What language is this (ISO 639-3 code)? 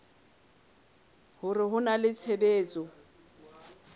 sot